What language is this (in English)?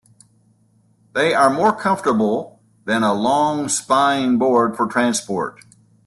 English